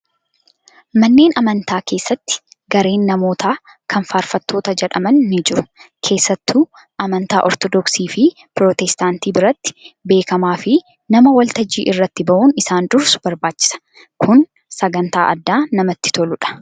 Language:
Oromo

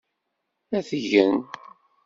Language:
Kabyle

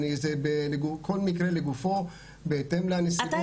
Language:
Hebrew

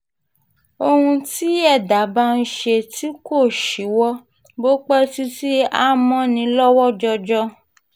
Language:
Yoruba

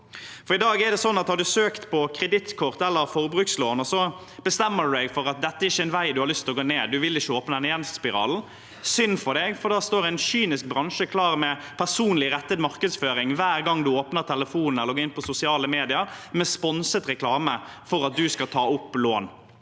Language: Norwegian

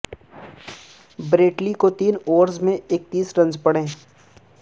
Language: Urdu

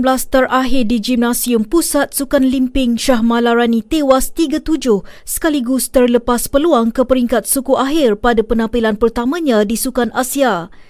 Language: Malay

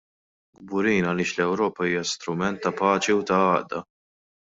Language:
Maltese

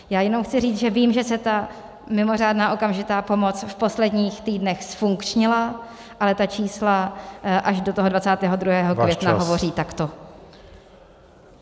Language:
Czech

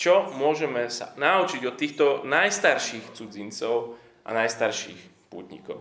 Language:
Slovak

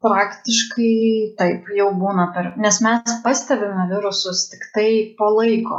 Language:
Lithuanian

